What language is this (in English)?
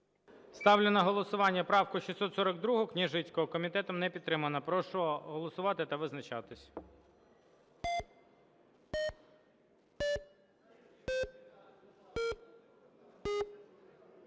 Ukrainian